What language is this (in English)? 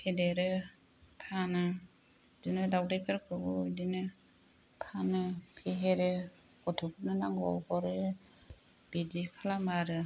Bodo